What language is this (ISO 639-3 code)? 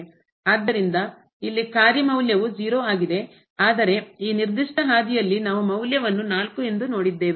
kan